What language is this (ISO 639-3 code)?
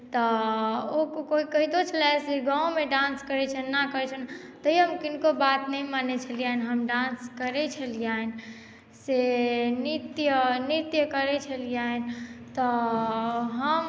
mai